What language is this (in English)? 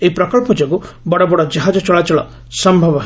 Odia